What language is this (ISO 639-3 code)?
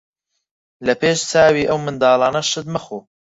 ckb